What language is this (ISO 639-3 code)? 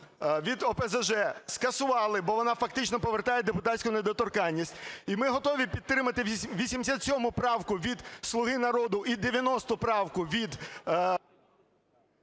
ukr